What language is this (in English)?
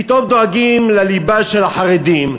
Hebrew